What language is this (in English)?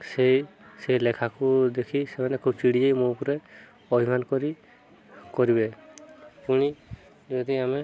Odia